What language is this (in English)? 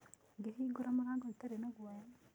Kikuyu